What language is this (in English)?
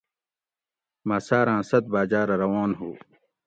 Gawri